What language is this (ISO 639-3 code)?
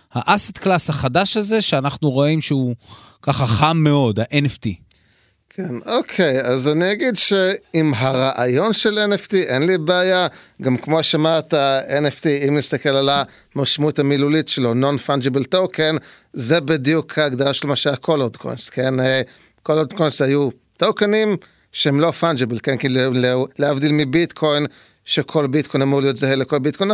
heb